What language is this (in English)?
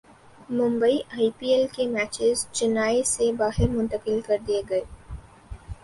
Urdu